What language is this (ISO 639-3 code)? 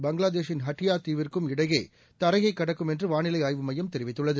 tam